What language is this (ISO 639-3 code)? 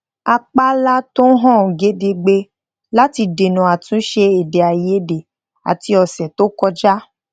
yor